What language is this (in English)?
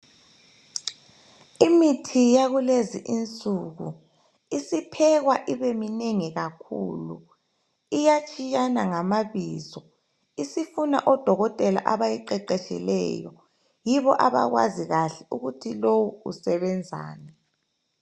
North Ndebele